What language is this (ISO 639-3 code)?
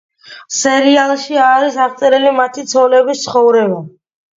kat